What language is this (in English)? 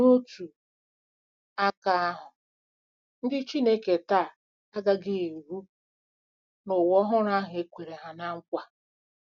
Igbo